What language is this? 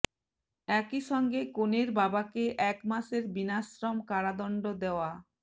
Bangla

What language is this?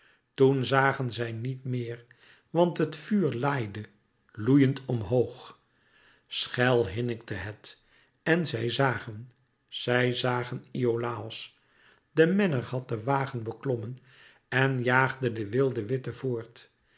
Dutch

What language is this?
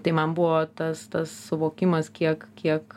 Lithuanian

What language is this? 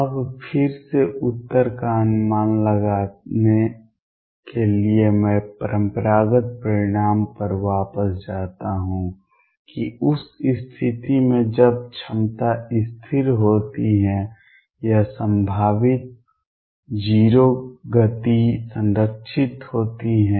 Hindi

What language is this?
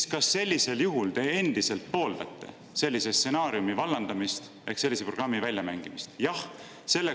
Estonian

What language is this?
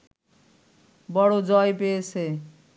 Bangla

